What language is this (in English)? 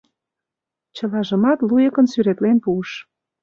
Mari